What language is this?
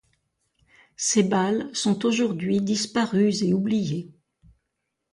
French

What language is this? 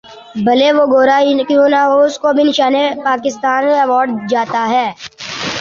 Urdu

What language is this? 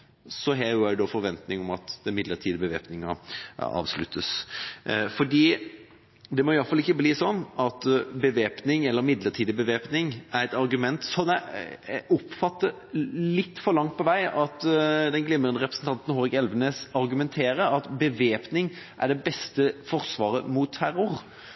Norwegian Bokmål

